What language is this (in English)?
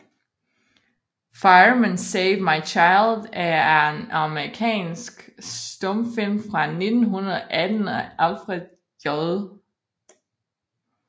Danish